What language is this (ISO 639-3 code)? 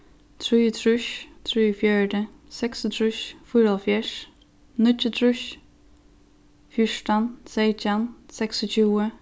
fao